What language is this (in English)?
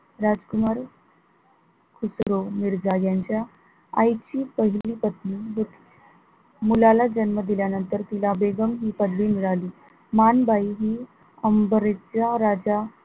Marathi